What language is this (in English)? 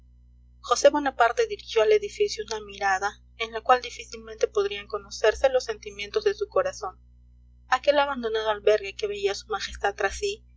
Spanish